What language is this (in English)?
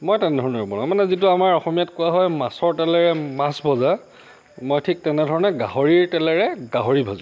Assamese